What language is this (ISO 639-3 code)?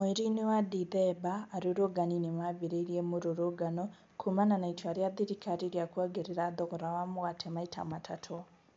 kik